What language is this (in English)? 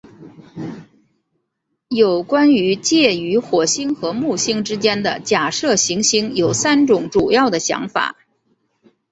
Chinese